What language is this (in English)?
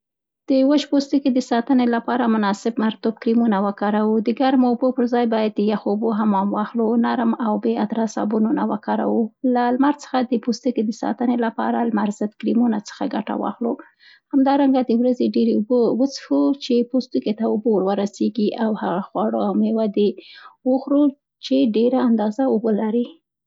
Central Pashto